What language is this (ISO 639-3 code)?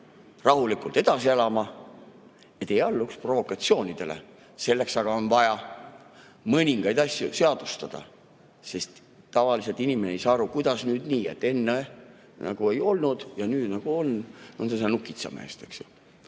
est